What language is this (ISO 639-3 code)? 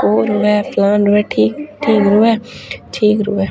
doi